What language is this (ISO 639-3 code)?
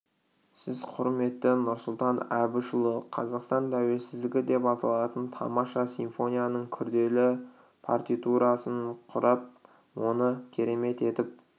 kaz